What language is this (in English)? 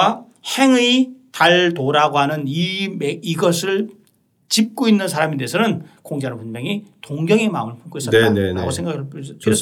Korean